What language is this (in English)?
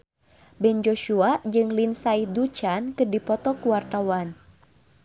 Sundanese